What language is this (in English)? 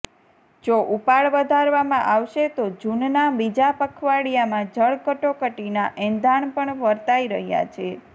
Gujarati